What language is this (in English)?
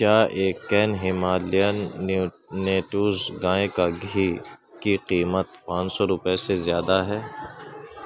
Urdu